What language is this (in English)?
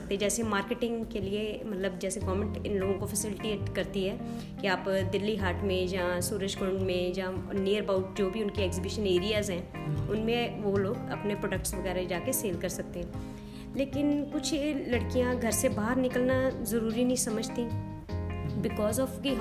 Hindi